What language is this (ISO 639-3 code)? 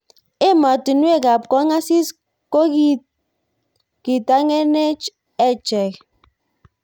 kln